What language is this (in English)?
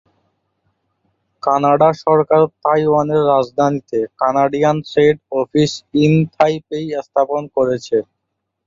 Bangla